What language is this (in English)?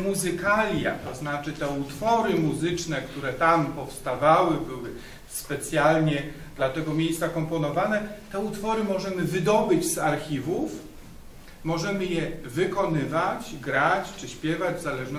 Polish